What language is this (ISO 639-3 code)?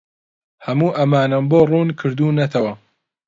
ckb